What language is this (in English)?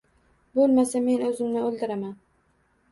Uzbek